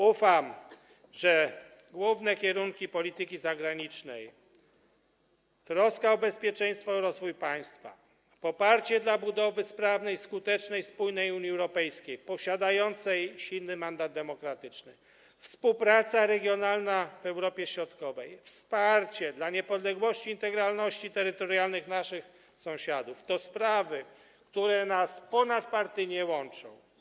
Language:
Polish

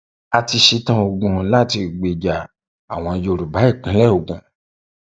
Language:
Yoruba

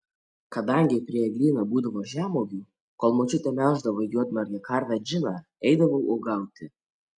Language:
Lithuanian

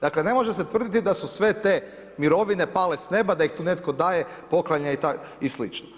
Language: Croatian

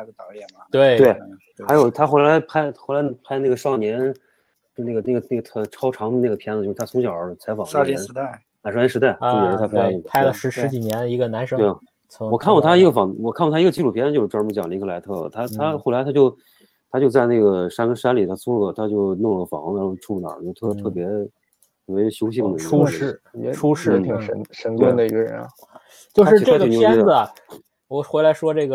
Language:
Chinese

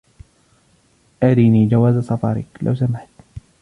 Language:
Arabic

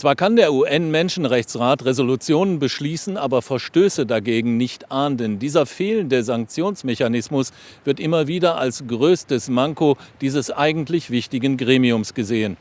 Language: German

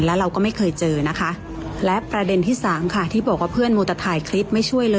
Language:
Thai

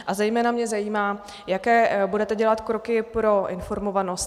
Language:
Czech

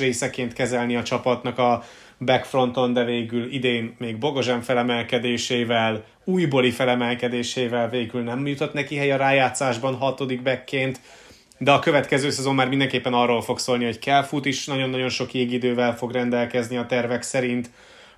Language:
Hungarian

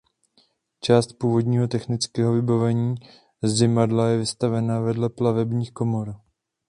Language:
Czech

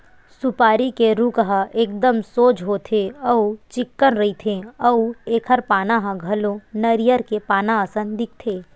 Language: Chhattisgarhi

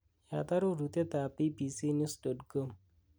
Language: Kalenjin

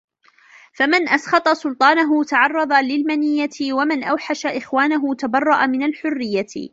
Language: Arabic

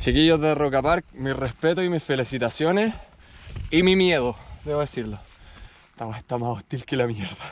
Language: Spanish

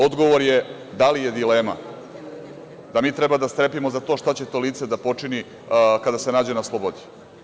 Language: Serbian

